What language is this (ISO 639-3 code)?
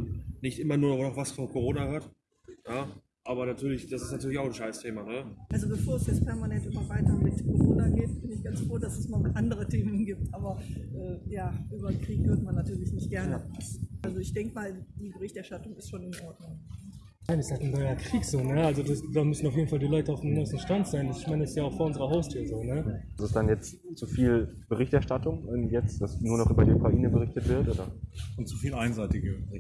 deu